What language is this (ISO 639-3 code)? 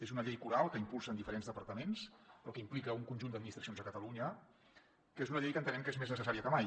cat